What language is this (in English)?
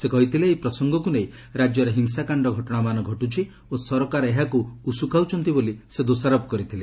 Odia